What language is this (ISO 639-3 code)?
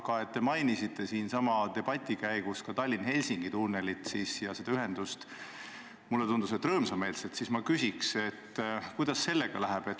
est